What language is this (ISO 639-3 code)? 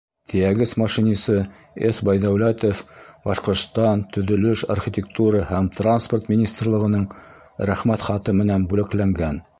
bak